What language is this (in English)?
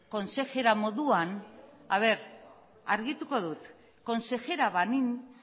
Basque